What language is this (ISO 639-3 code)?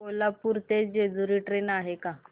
mar